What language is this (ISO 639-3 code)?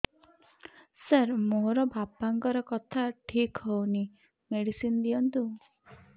ori